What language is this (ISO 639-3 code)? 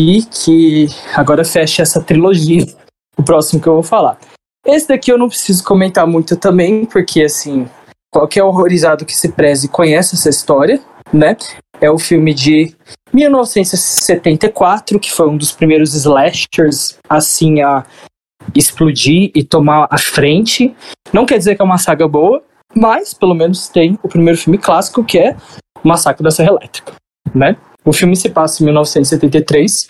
por